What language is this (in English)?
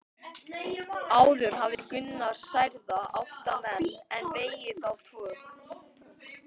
Icelandic